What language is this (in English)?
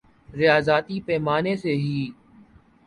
Urdu